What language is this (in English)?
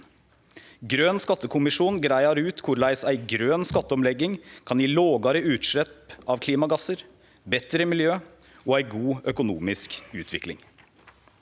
Norwegian